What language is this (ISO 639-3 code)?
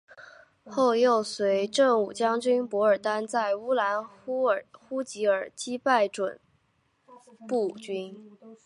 zho